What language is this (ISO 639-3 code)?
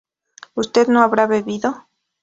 spa